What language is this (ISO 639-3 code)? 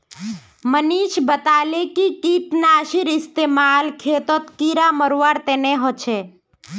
mag